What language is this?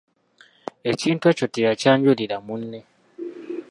Ganda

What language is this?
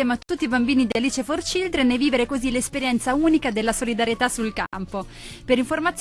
Italian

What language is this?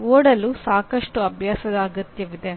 Kannada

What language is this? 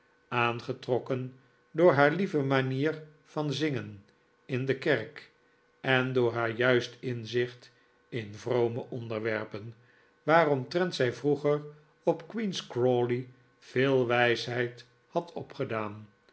Dutch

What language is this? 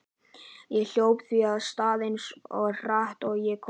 Icelandic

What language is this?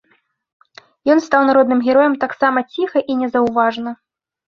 Belarusian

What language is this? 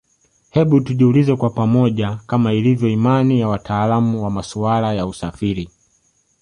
Swahili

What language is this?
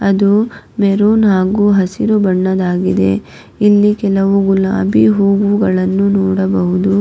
Kannada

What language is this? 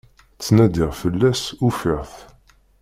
Kabyle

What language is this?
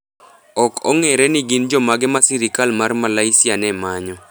Luo (Kenya and Tanzania)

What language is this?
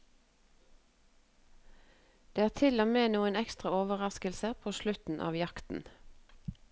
Norwegian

